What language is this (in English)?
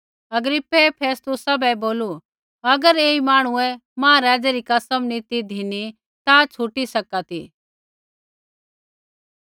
Kullu Pahari